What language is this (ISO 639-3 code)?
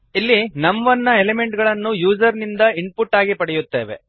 kan